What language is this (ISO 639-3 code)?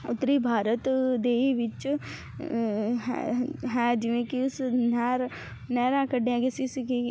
pan